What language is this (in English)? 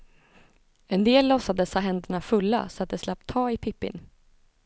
Swedish